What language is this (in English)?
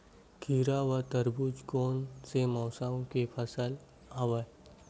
Chhattisgarhi